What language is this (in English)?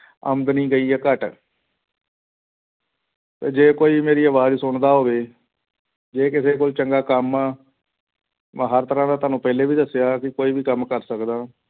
Punjabi